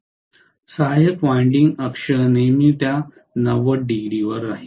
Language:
Marathi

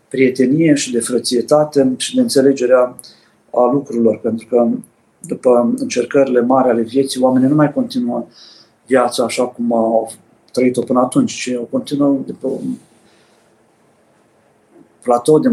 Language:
Romanian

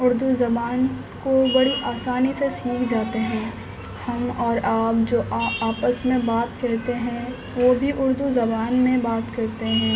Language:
Urdu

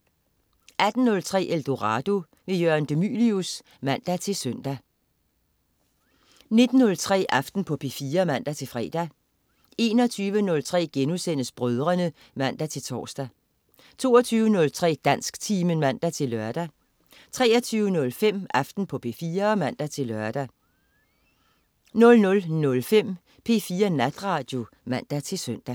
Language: Danish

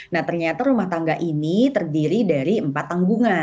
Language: Indonesian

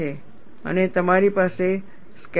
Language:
Gujarati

